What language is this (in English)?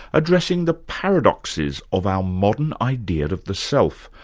English